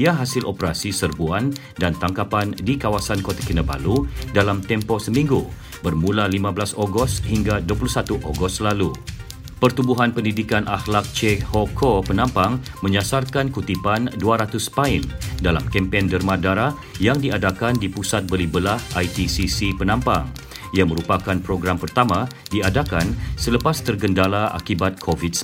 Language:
Malay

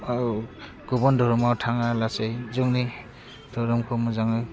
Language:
Bodo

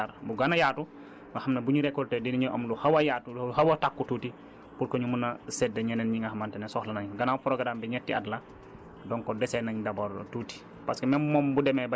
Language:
Wolof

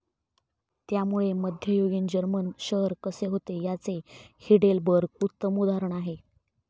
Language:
Marathi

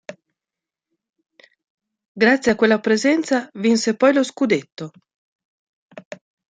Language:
Italian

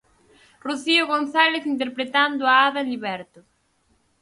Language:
Galician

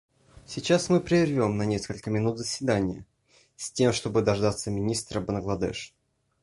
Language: Russian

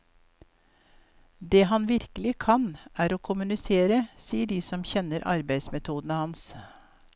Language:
Norwegian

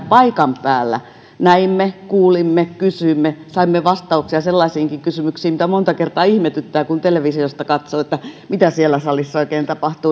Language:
Finnish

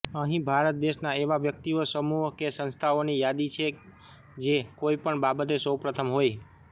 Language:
Gujarati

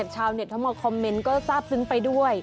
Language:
Thai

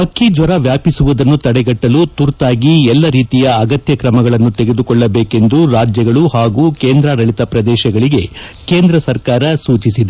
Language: Kannada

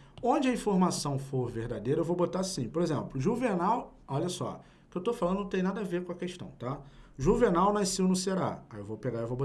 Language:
Portuguese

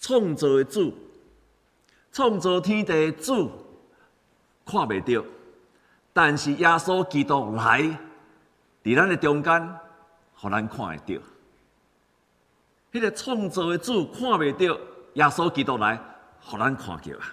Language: Chinese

